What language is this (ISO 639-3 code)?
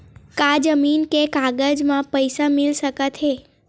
hne